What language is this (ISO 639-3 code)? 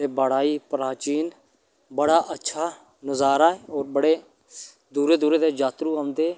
doi